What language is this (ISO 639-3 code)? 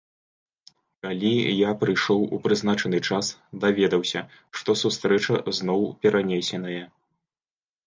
bel